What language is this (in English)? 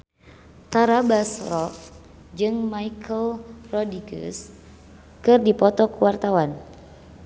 Sundanese